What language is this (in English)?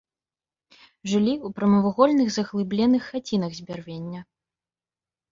Belarusian